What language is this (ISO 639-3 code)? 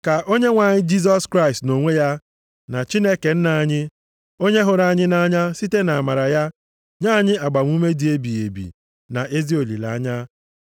ibo